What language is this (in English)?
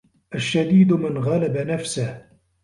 Arabic